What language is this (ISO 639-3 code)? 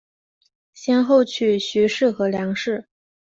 zho